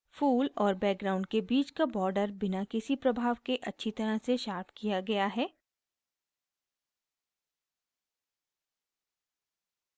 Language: Hindi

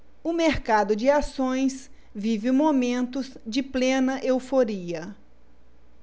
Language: Portuguese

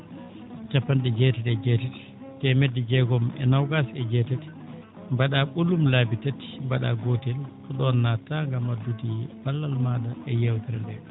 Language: Fula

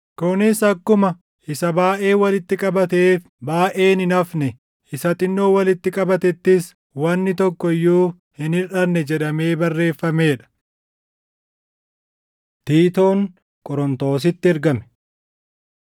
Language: Oromo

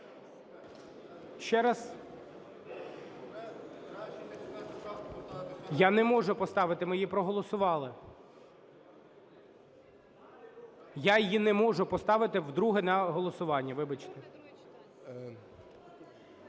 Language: Ukrainian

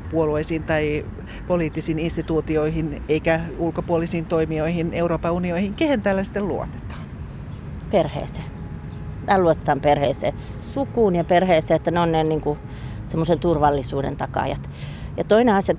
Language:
Finnish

